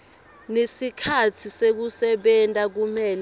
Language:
Swati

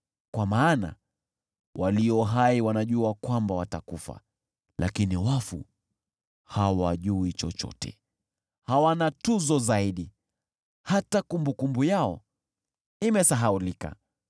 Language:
Swahili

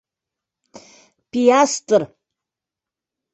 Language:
Bashkir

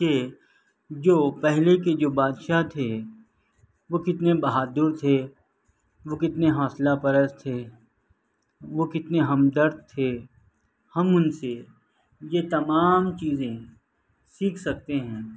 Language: Urdu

